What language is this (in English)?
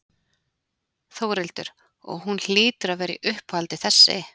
Icelandic